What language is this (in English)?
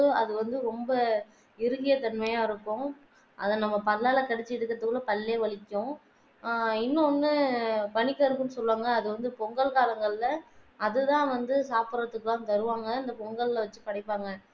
Tamil